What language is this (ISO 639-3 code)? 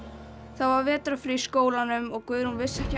isl